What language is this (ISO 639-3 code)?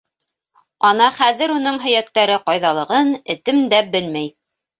bak